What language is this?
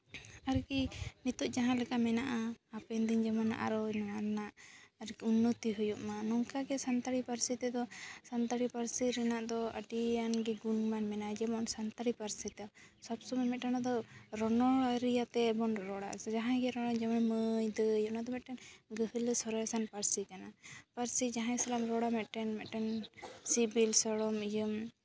Santali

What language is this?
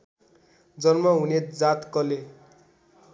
Nepali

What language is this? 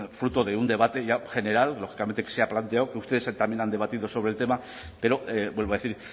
Spanish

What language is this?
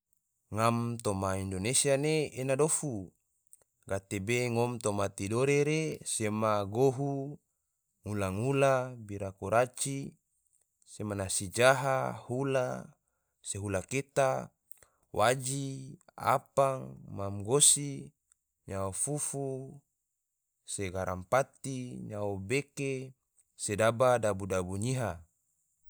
Tidore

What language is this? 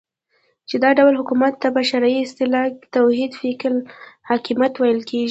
Pashto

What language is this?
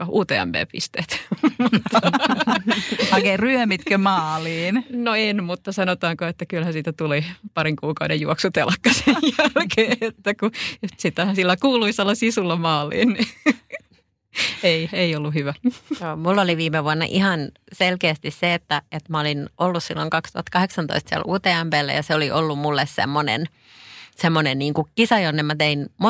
Finnish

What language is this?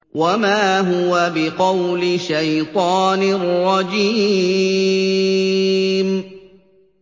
Arabic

